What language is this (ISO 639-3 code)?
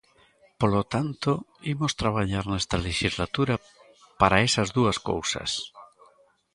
glg